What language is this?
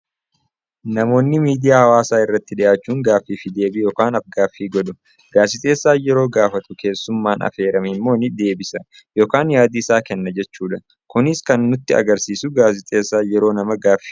Oromo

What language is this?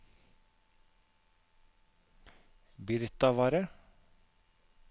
Norwegian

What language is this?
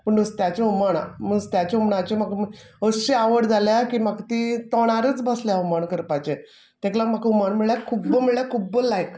Konkani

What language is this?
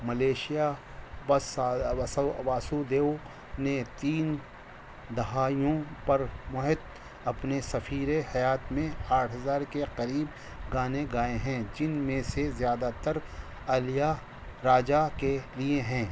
Urdu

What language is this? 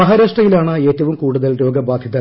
Malayalam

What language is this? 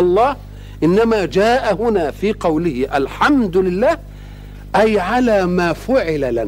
Arabic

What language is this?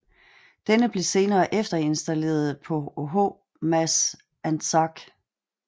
Danish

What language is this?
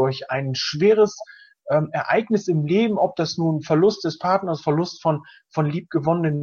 German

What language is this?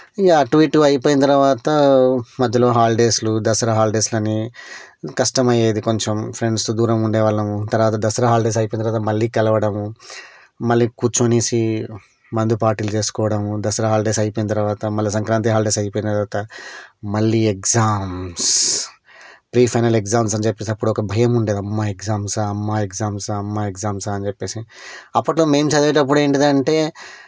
Telugu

